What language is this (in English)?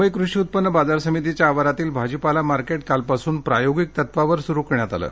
Marathi